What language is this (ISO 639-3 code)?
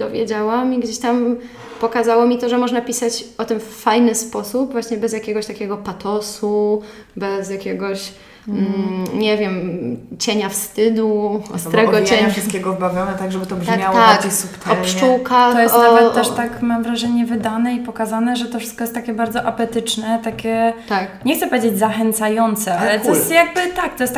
pol